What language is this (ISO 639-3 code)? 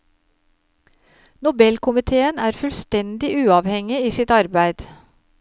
nor